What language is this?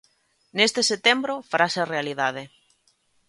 Galician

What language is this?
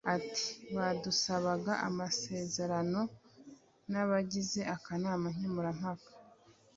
Kinyarwanda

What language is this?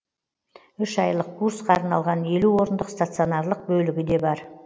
Kazakh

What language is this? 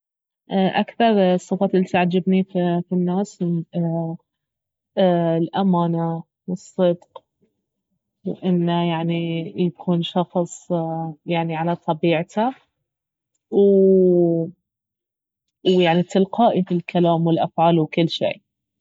Baharna Arabic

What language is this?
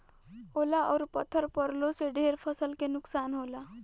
Bhojpuri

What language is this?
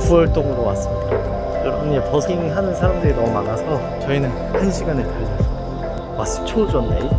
Korean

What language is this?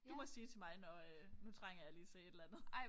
Danish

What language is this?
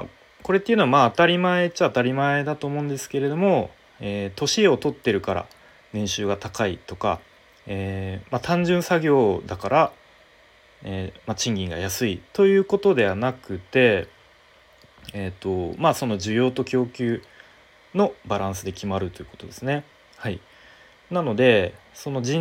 Japanese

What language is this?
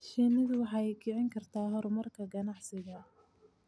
Somali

